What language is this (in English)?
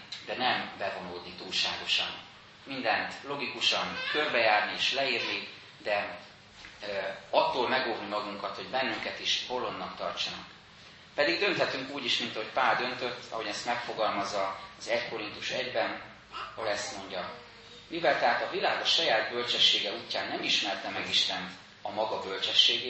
Hungarian